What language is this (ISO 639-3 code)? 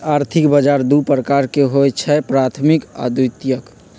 mag